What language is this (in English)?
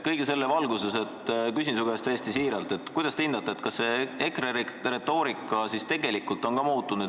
Estonian